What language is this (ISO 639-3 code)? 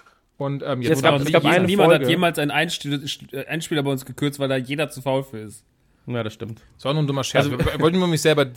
deu